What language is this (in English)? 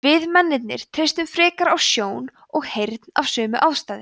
Icelandic